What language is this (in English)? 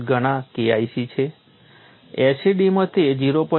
Gujarati